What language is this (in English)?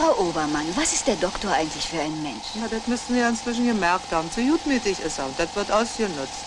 German